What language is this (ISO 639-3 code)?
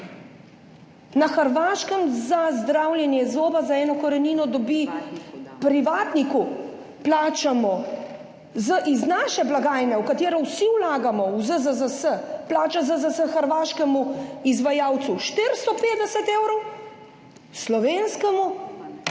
slv